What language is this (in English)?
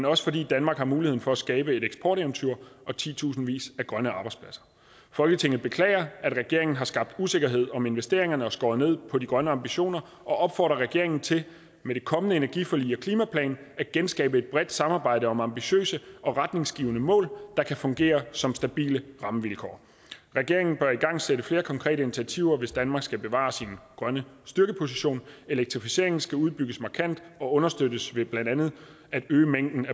Danish